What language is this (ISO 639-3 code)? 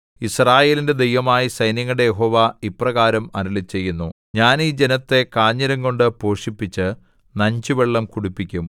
mal